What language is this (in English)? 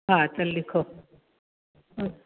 Sindhi